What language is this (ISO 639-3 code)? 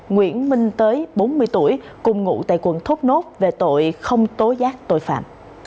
vie